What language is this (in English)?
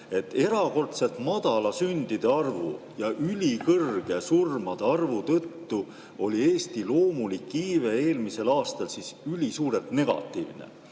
Estonian